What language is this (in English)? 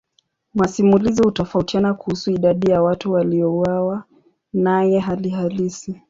Swahili